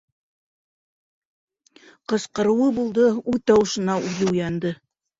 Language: Bashkir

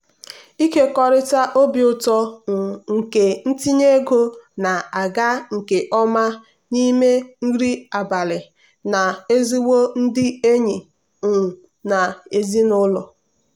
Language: Igbo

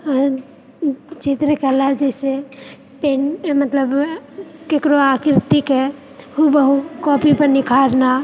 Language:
Maithili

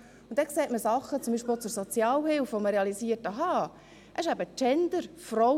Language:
Swiss German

